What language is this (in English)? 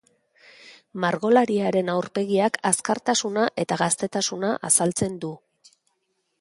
Basque